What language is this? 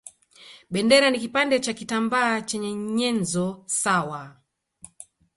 Swahili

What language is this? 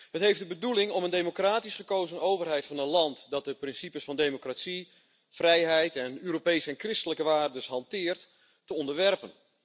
Dutch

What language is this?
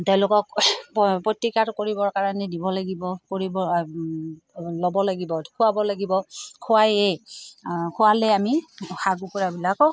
Assamese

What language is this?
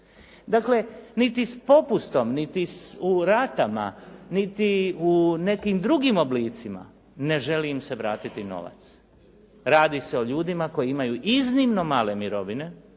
Croatian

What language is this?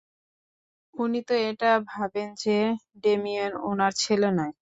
Bangla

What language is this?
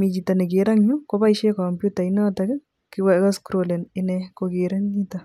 Kalenjin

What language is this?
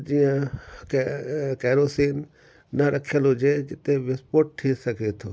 Sindhi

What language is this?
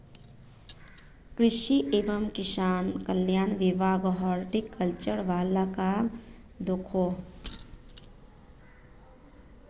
Magahi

